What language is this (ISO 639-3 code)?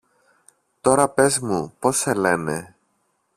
ell